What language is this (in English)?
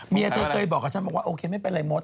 Thai